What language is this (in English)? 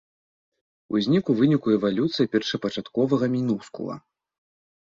Belarusian